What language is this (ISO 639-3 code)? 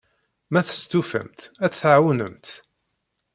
kab